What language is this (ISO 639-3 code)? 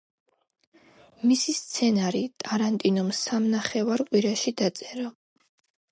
kat